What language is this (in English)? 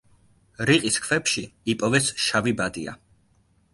Georgian